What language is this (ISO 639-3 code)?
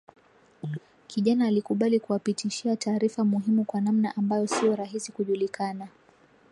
swa